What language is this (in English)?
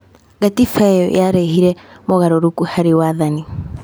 Kikuyu